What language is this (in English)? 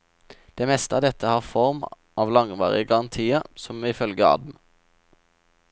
Norwegian